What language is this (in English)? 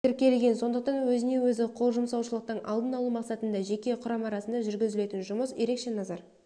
Kazakh